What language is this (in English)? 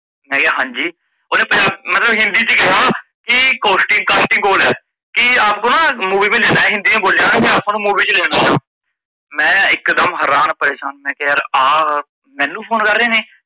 Punjabi